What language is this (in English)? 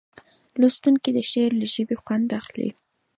Pashto